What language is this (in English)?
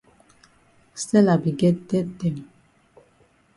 Cameroon Pidgin